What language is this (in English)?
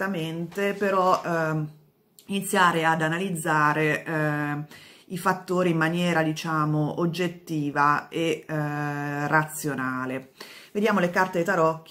Italian